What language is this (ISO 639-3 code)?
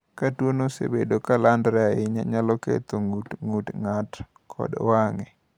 luo